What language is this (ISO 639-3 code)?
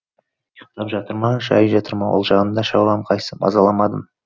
kaz